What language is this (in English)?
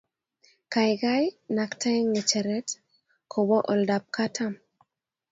Kalenjin